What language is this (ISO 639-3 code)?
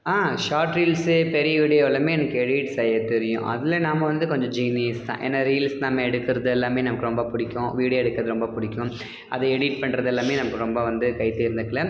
tam